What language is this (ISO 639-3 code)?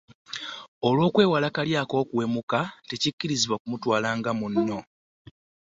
lug